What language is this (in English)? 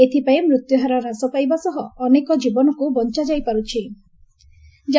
Odia